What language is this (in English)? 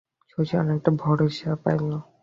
Bangla